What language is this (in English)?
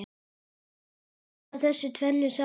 Icelandic